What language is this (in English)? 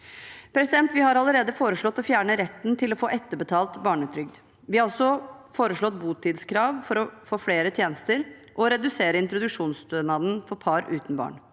Norwegian